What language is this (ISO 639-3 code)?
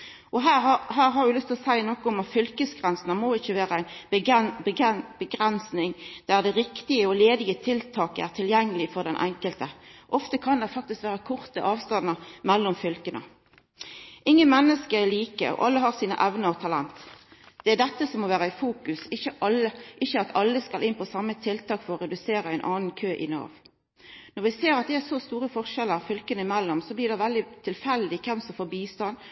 nno